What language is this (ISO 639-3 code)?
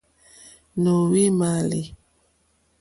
bri